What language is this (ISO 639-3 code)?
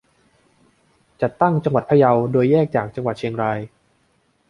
tha